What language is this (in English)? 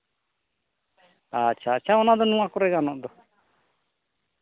Santali